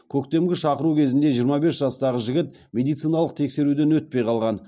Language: Kazakh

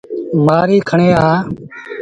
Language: Sindhi Bhil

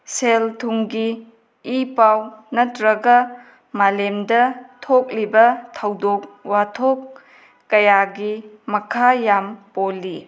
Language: Manipuri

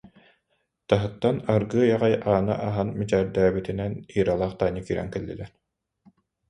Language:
Yakut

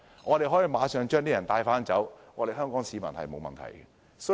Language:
Cantonese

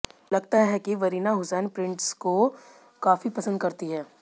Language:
Hindi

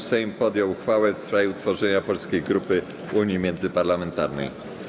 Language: Polish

